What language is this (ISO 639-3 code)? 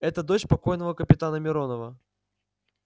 rus